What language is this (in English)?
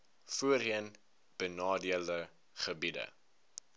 Afrikaans